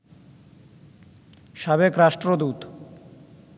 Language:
Bangla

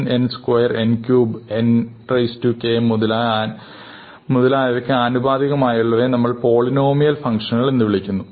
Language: Malayalam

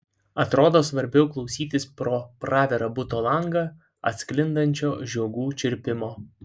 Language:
Lithuanian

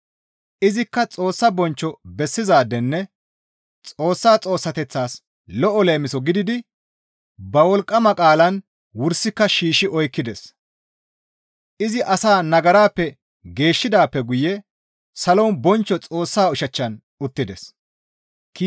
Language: Gamo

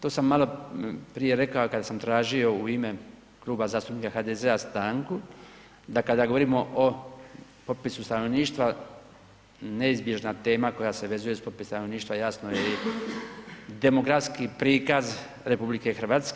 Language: Croatian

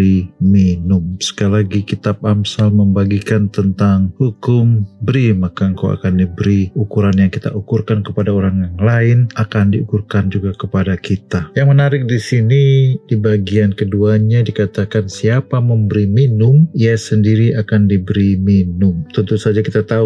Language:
Indonesian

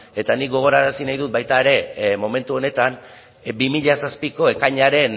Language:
Basque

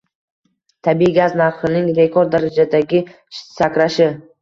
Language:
Uzbek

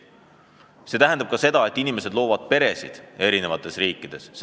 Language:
Estonian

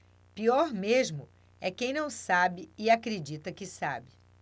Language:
Portuguese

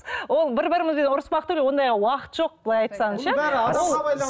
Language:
Kazakh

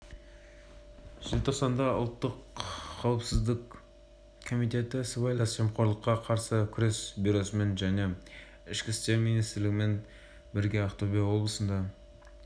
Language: Kazakh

